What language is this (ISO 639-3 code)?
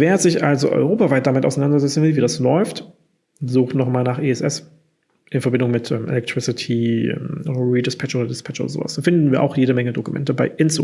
deu